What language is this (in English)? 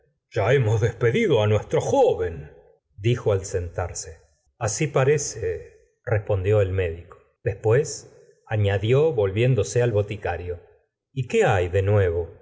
Spanish